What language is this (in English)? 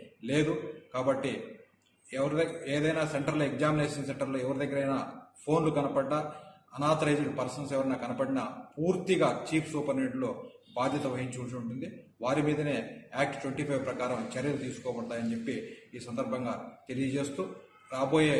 Telugu